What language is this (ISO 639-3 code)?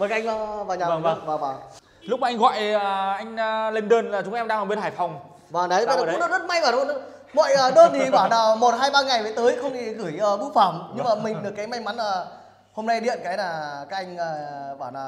vie